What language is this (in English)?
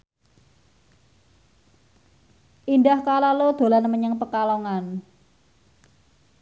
Javanese